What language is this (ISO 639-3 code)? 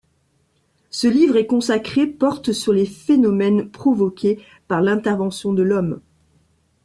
fra